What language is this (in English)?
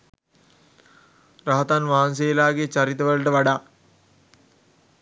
Sinhala